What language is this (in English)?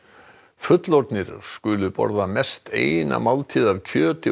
Icelandic